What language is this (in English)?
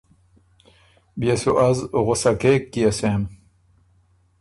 Ormuri